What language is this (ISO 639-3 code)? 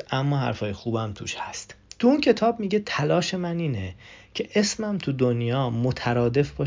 fas